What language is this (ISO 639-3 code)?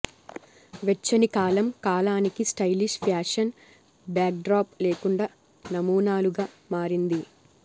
tel